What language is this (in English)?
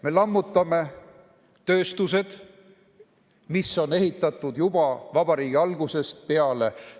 Estonian